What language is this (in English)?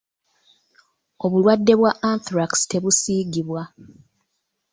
Ganda